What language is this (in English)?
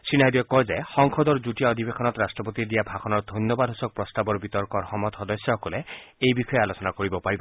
Assamese